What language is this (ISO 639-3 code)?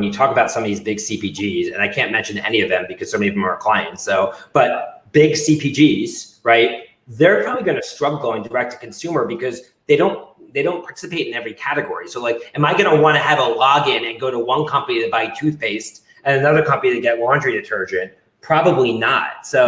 eng